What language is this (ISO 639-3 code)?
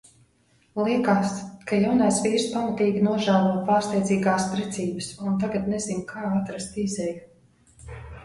lav